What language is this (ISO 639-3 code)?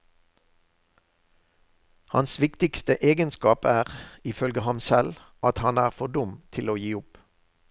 nor